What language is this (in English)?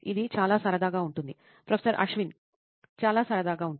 Telugu